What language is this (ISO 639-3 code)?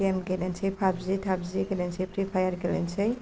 brx